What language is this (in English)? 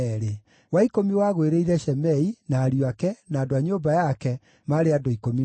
Kikuyu